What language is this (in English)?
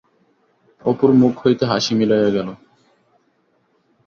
Bangla